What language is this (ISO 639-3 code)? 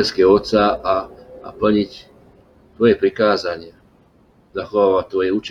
slk